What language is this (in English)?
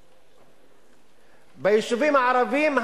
Hebrew